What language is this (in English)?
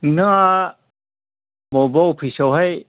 Bodo